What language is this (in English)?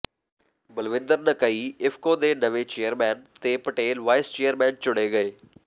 Punjabi